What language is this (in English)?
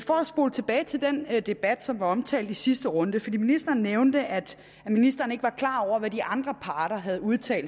Danish